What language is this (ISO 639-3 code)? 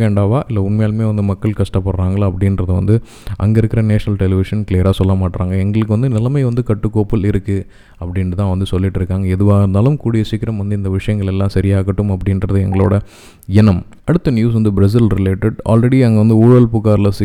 tam